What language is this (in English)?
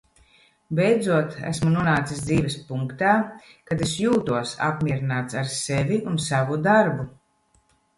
Latvian